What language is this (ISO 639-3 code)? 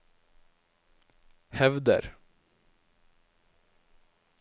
nor